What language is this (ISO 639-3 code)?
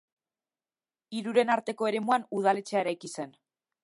eus